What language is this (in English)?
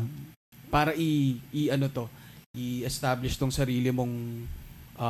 Filipino